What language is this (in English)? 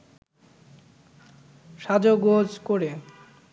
Bangla